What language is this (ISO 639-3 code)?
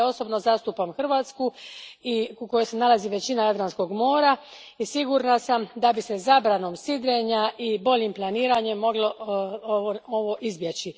hrv